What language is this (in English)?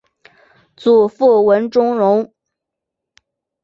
Chinese